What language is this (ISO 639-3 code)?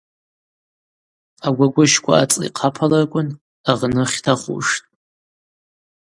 abq